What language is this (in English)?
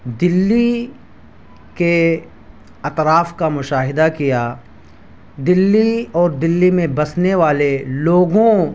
Urdu